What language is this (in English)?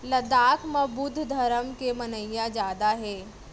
Chhattisgarhi